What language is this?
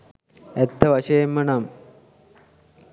Sinhala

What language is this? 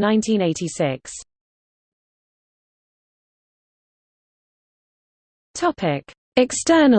English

